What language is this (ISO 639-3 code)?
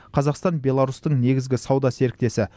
kaz